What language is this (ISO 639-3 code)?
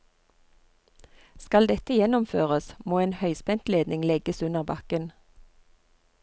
nor